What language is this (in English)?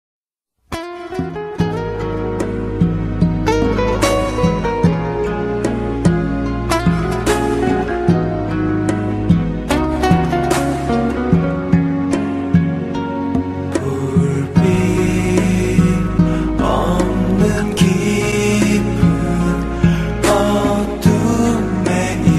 Korean